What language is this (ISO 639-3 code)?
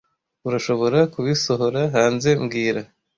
kin